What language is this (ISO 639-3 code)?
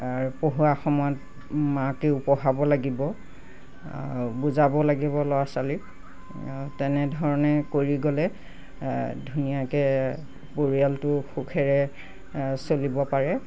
asm